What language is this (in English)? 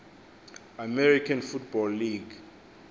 Xhosa